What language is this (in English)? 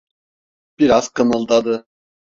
Turkish